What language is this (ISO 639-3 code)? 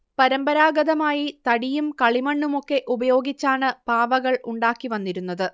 mal